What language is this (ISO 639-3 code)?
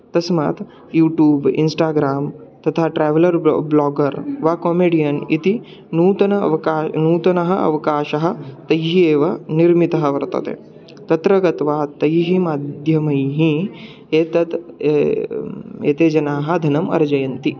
san